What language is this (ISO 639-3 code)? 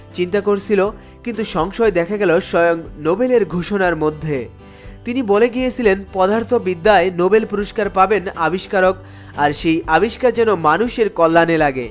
ben